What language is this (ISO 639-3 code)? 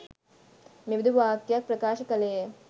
sin